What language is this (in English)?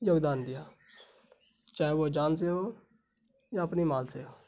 Urdu